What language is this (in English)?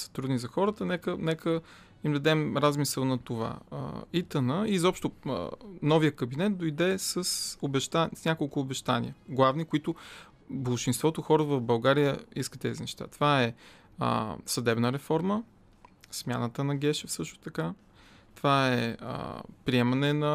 Bulgarian